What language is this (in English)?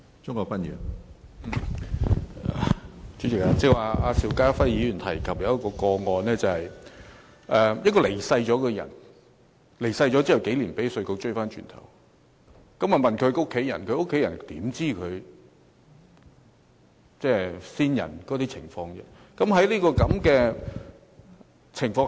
Cantonese